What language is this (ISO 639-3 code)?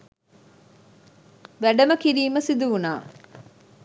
sin